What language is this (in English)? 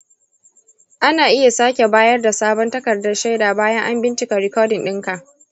Hausa